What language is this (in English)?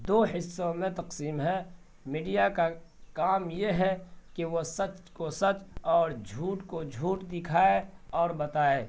Urdu